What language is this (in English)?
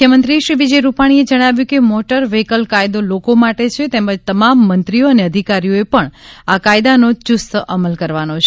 Gujarati